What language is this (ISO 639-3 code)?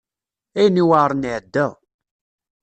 kab